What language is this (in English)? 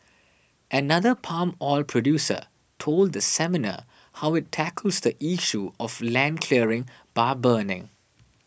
English